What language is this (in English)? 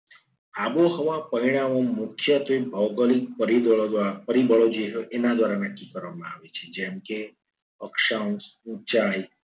Gujarati